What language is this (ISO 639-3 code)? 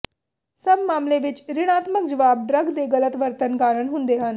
pan